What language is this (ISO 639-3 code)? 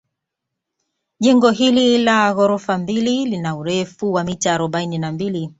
swa